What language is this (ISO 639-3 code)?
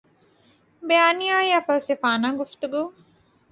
urd